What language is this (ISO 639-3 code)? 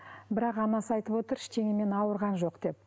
kaz